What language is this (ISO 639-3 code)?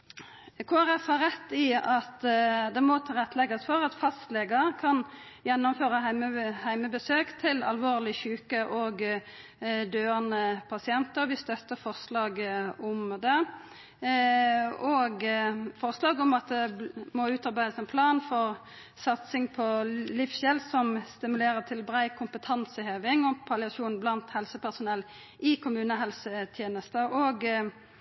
nno